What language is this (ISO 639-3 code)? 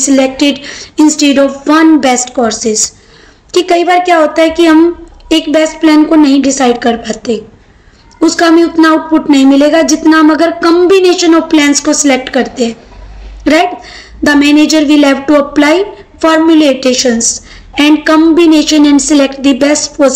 hin